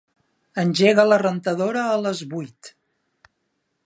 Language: Catalan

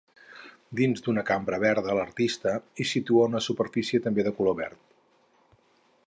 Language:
Catalan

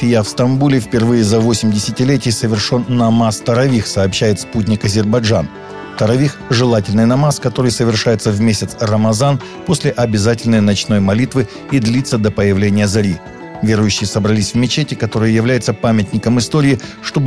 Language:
Russian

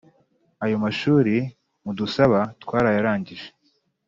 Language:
Kinyarwanda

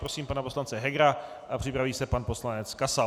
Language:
Czech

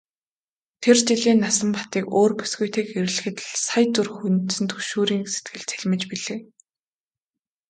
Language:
Mongolian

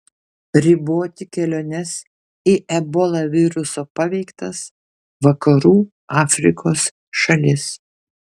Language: Lithuanian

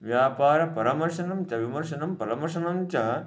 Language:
Sanskrit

